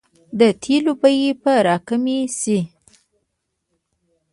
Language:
Pashto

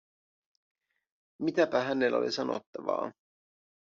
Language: Finnish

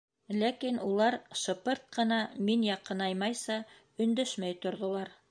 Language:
Bashkir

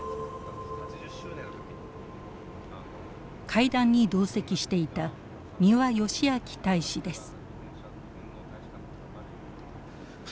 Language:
Japanese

